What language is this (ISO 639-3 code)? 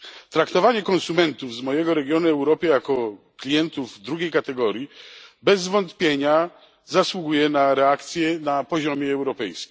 pol